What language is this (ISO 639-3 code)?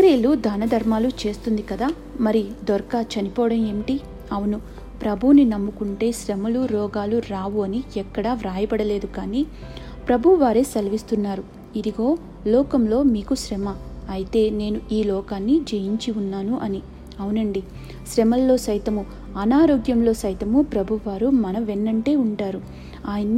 tel